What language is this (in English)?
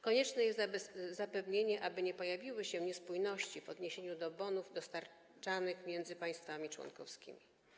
Polish